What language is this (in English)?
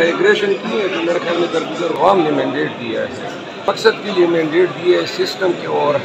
Polish